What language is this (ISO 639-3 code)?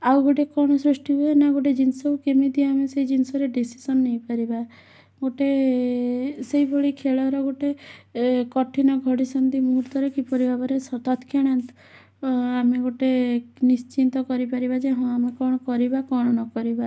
ori